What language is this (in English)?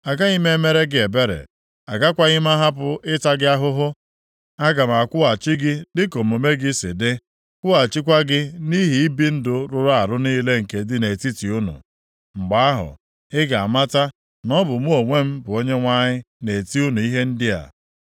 Igbo